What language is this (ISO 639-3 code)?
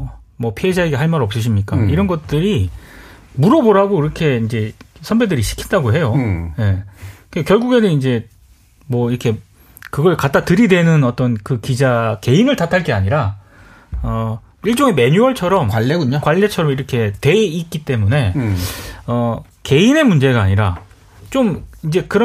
kor